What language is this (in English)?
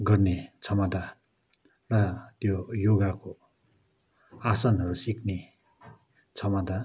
Nepali